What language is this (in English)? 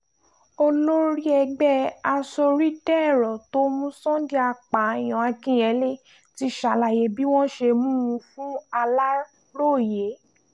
Yoruba